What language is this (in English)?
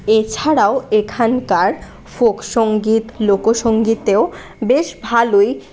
Bangla